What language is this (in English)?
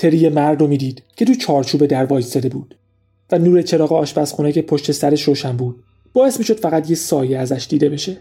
Persian